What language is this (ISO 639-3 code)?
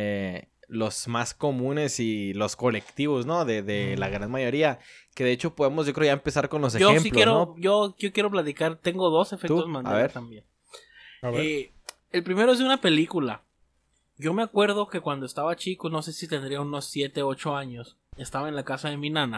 spa